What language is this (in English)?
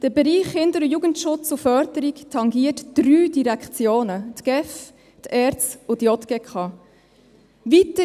Swiss German